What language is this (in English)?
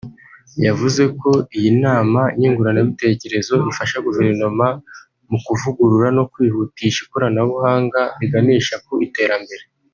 Kinyarwanda